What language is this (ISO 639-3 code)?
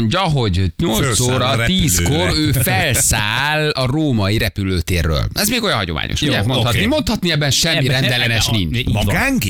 hun